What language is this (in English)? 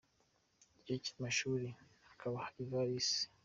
Kinyarwanda